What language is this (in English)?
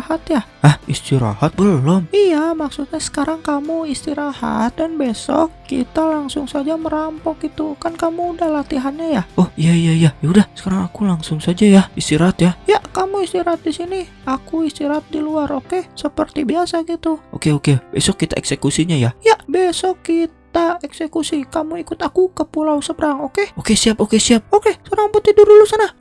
Indonesian